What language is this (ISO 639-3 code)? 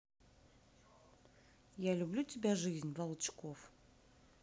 rus